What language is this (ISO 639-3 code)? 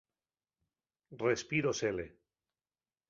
ast